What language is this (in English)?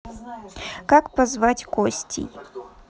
Russian